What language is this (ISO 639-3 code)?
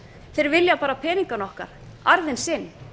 isl